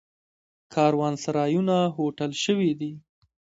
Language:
Pashto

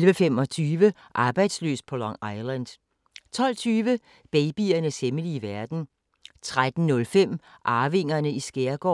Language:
Danish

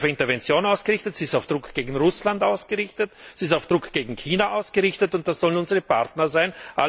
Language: German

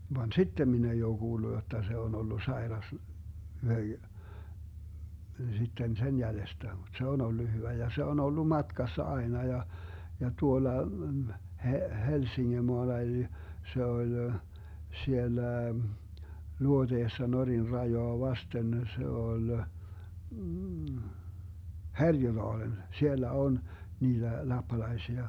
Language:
Finnish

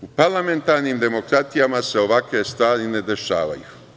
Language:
Serbian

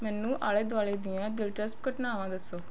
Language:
Punjabi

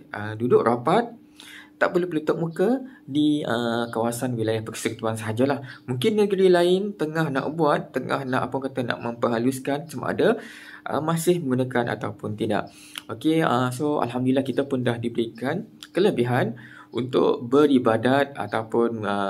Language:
Malay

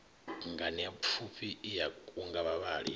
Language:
Venda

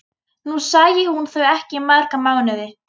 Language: Icelandic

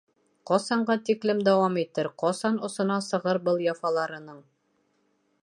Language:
Bashkir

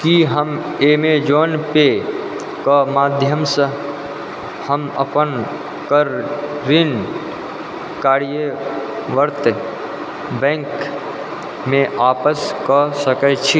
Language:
Maithili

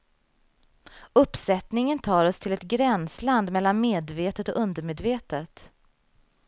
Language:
Swedish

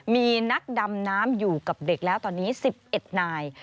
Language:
Thai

